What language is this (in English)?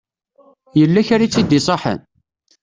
Kabyle